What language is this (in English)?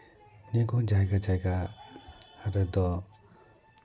Santali